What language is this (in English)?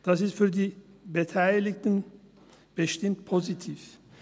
Swiss German